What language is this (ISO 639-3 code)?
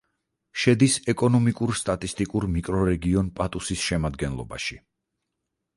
kat